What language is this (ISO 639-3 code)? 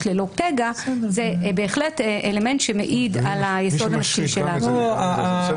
heb